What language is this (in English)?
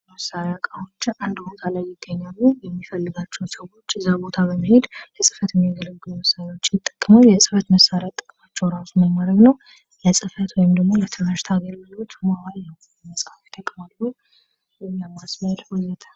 Amharic